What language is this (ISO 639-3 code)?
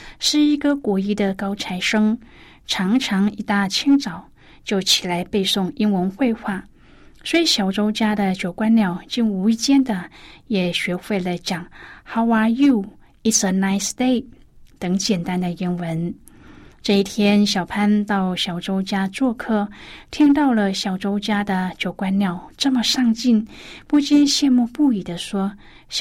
zho